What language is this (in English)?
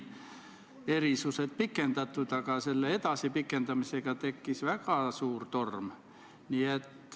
Estonian